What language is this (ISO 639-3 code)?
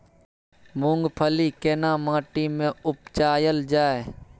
mai